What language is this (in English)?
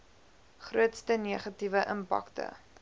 Afrikaans